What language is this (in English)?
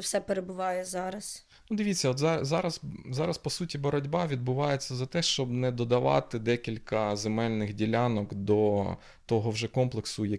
Ukrainian